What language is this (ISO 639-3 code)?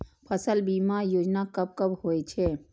mai